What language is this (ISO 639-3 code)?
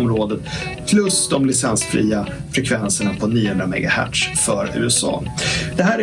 swe